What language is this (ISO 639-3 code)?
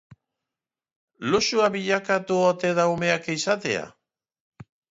eus